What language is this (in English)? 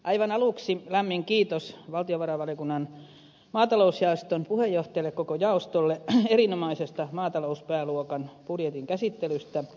Finnish